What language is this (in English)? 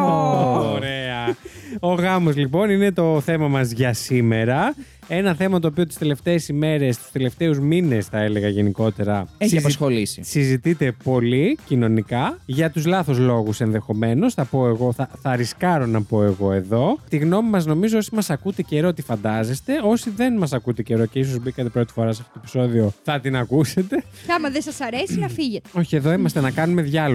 Greek